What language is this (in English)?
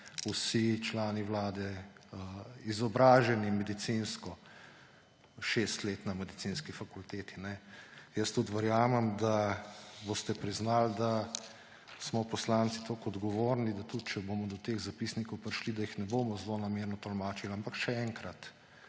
Slovenian